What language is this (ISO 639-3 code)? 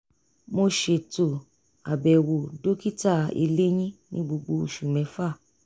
yor